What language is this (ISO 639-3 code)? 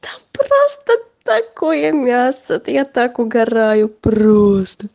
rus